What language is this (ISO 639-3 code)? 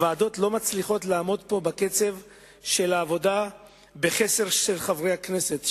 heb